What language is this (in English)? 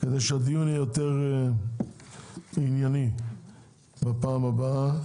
Hebrew